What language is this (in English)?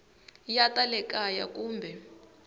Tsonga